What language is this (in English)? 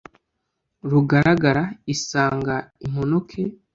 Kinyarwanda